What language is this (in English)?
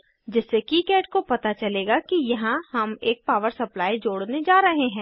Hindi